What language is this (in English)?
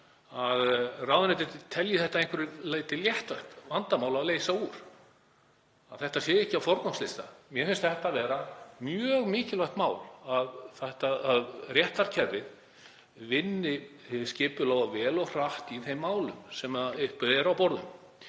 Icelandic